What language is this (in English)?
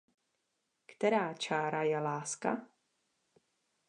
Czech